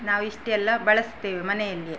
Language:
Kannada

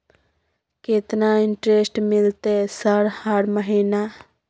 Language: Maithili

